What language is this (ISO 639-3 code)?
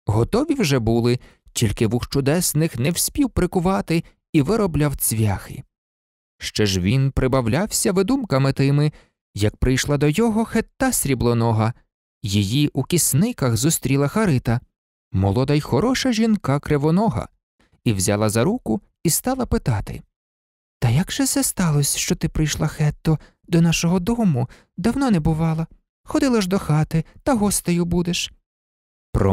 ukr